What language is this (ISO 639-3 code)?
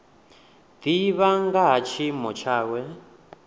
ven